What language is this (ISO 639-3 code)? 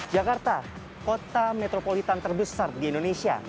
ind